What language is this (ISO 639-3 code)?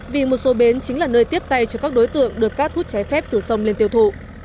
vie